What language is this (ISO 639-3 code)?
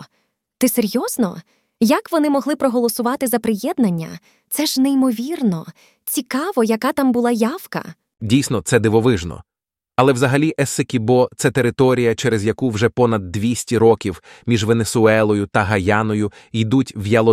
ukr